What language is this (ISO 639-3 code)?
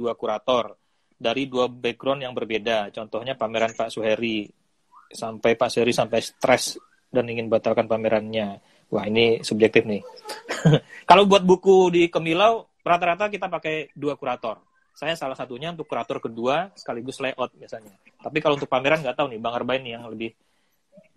ind